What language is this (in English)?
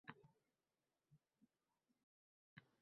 Uzbek